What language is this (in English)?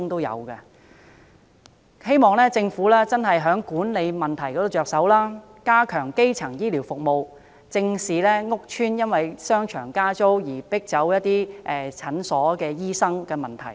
Cantonese